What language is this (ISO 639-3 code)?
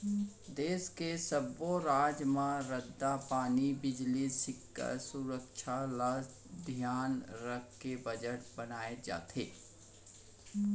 hne